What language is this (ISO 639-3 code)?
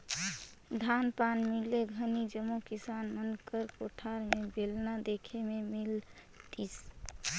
hne